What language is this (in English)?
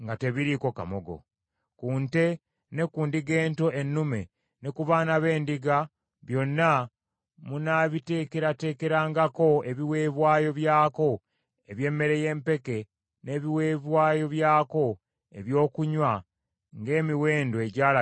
Ganda